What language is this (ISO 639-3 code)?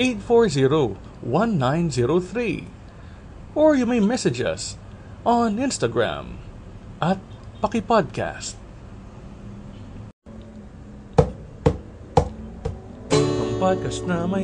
fil